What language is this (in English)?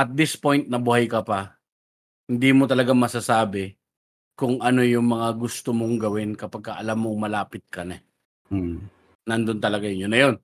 Filipino